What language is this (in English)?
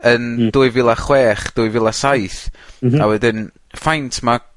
Welsh